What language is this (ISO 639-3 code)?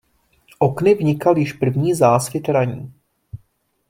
ces